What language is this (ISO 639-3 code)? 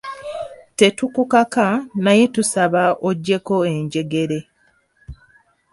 lug